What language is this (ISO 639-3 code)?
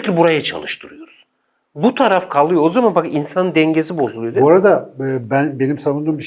tur